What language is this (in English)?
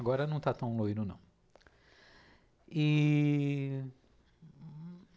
Portuguese